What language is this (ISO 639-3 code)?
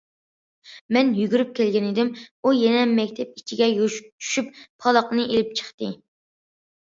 uig